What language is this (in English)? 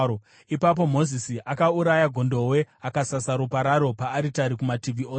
Shona